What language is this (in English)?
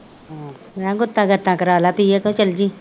Punjabi